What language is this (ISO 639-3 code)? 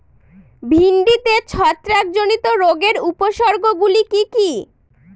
ben